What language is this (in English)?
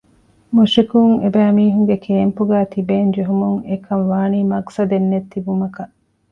Divehi